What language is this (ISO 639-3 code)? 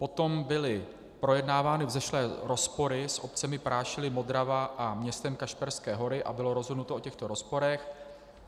ces